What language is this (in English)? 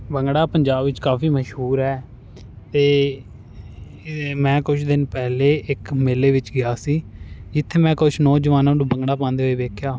Punjabi